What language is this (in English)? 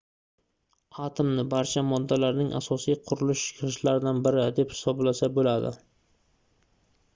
Uzbek